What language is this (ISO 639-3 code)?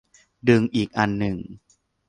tha